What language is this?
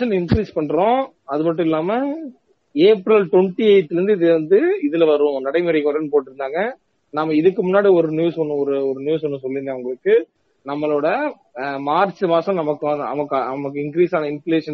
Tamil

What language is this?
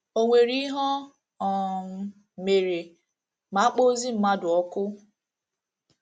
Igbo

